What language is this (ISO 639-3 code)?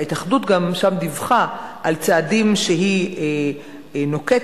heb